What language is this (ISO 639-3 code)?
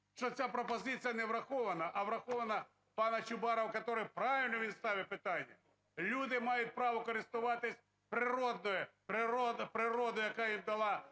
ukr